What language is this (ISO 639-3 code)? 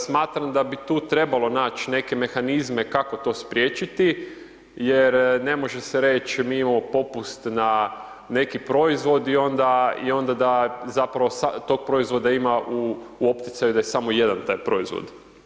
hrv